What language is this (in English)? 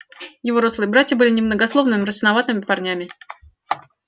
Russian